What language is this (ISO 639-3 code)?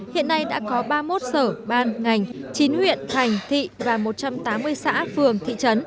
vie